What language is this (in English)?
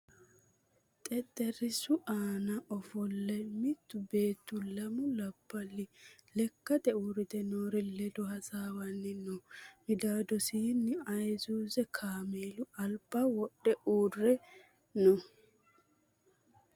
Sidamo